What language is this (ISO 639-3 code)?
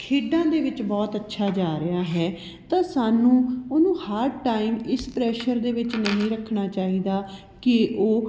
pan